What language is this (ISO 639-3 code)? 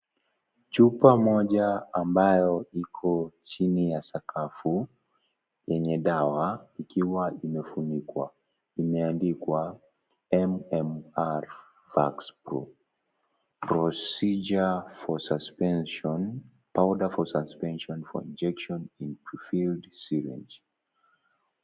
swa